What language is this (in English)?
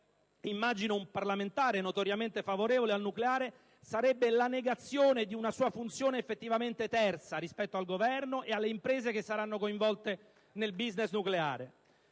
Italian